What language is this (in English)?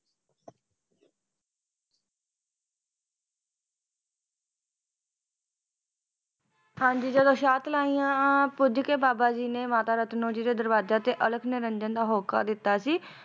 Punjabi